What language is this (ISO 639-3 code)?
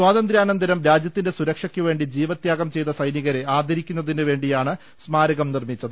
mal